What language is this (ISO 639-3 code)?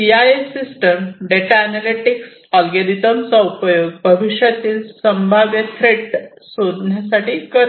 mar